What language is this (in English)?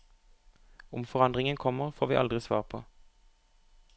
Norwegian